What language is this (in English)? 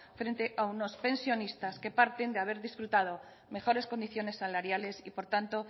Spanish